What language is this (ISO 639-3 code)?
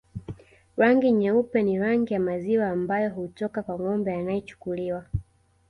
swa